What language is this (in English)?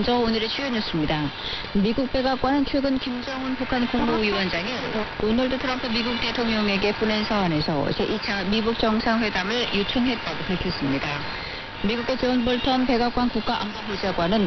Korean